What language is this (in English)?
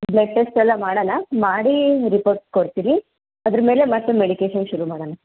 Kannada